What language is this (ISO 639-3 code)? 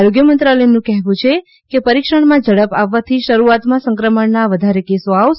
guj